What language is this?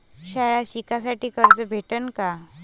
Marathi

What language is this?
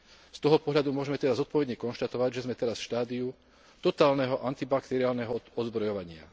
Slovak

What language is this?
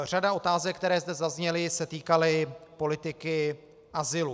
Czech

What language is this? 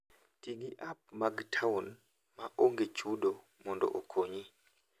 Luo (Kenya and Tanzania)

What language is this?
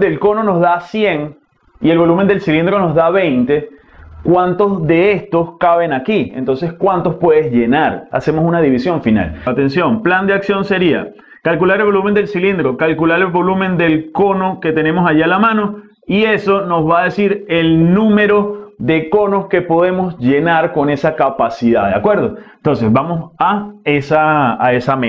Spanish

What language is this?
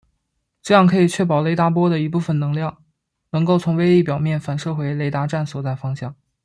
Chinese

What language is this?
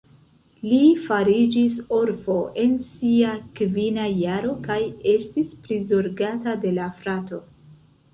Esperanto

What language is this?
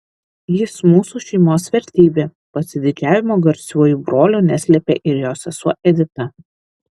Lithuanian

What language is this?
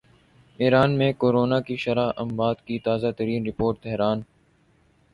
Urdu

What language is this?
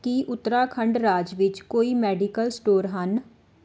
Punjabi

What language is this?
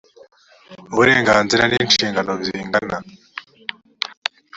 Kinyarwanda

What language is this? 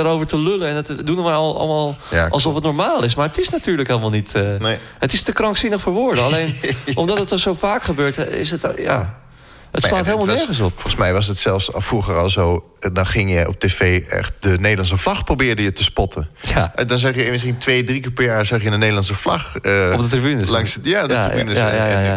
Dutch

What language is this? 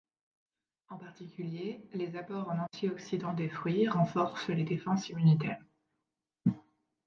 French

